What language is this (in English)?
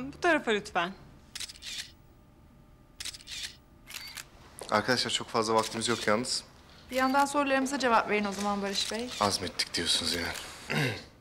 Turkish